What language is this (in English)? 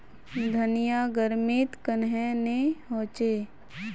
Magahi